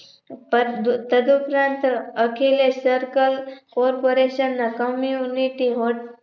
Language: Gujarati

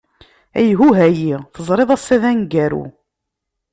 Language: Kabyle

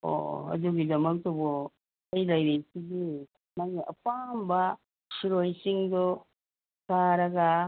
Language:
Manipuri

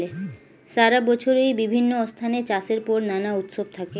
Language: Bangla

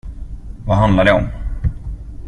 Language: Swedish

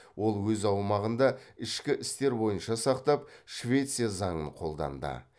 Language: Kazakh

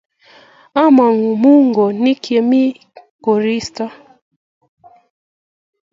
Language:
Kalenjin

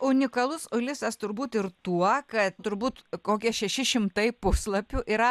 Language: Lithuanian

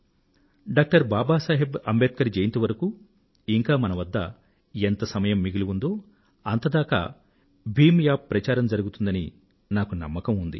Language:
Telugu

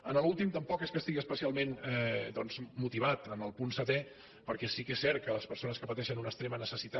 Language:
Catalan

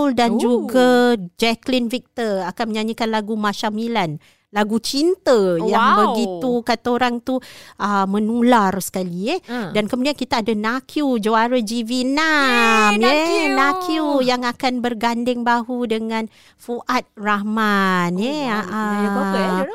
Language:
Malay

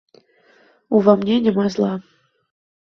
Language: Belarusian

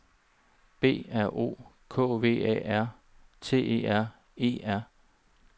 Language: Danish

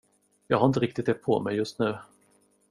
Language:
Swedish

